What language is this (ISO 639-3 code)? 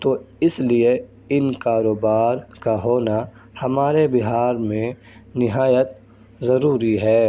urd